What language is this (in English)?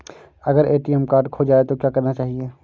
Hindi